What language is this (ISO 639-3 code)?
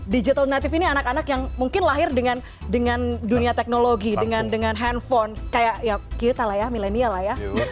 ind